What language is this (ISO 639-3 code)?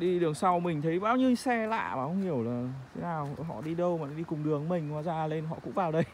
vie